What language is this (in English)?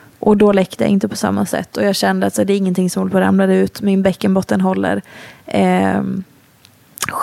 Swedish